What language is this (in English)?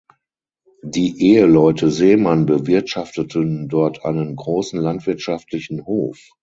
German